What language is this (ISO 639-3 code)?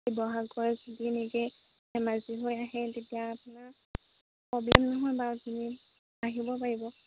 asm